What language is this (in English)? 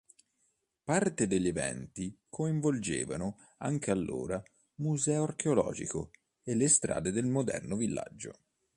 Italian